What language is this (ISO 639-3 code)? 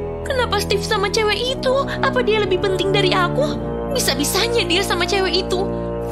ind